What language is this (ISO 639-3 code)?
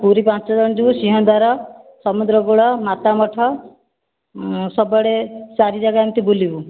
ori